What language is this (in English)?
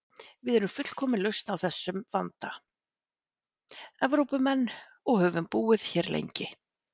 Icelandic